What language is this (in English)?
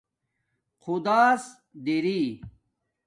Domaaki